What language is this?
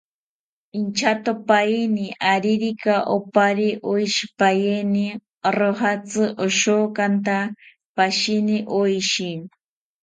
South Ucayali Ashéninka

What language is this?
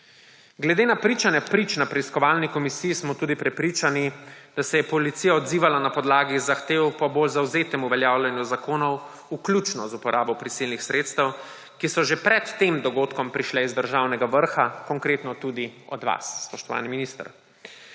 Slovenian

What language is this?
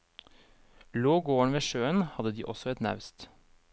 Norwegian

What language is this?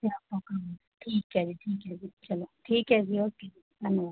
Punjabi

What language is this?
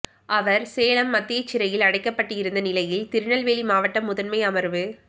Tamil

